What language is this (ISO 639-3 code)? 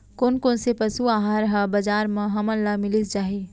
hne